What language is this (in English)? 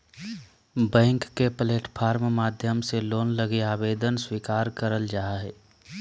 Magahi